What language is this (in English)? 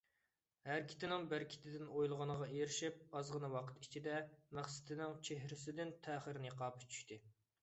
Uyghur